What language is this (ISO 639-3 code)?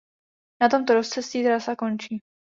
ces